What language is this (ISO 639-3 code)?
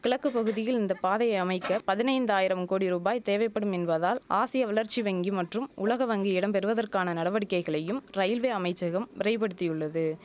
tam